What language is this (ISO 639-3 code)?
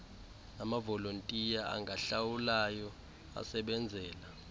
xho